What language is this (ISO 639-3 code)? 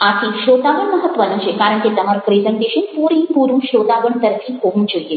guj